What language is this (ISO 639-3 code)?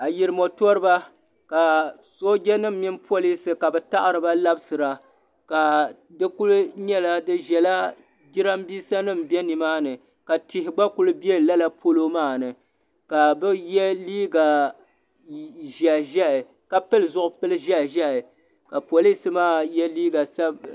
dag